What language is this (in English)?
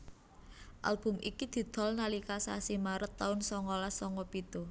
Javanese